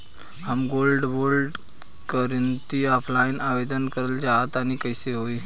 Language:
Bhojpuri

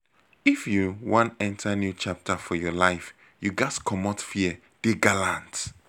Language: Nigerian Pidgin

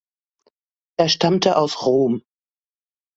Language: German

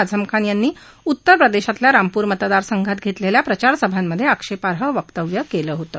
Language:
Marathi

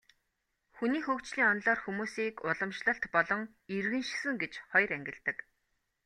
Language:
Mongolian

